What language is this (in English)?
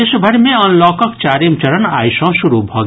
Maithili